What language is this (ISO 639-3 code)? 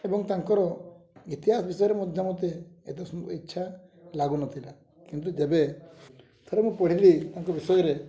ori